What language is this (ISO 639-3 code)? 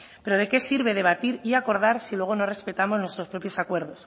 spa